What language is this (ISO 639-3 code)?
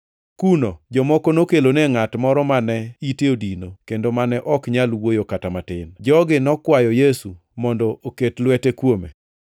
luo